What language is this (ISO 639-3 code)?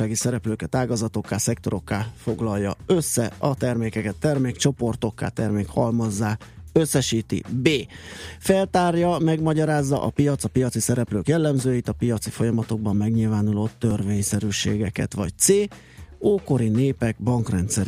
hun